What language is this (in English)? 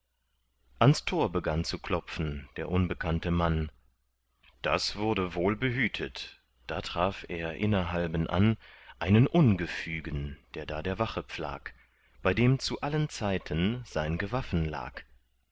German